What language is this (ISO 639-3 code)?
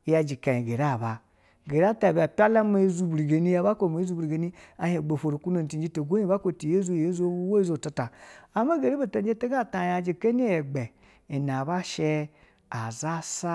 bzw